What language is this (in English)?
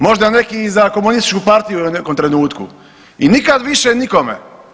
Croatian